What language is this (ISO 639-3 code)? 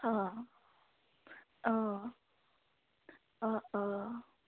asm